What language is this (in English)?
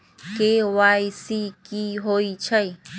Magahi